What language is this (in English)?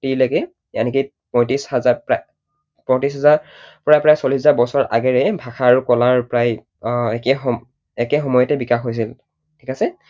Assamese